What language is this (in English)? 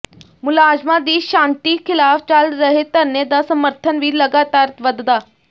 Punjabi